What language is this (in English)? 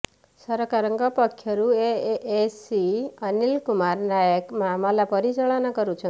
Odia